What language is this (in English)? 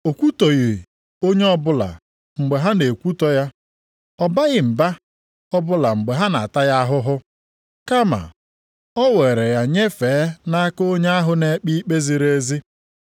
Igbo